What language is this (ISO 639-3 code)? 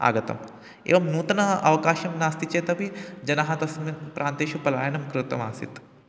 san